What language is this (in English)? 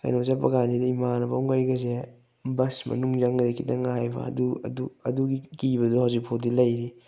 Manipuri